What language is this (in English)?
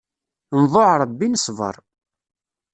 Kabyle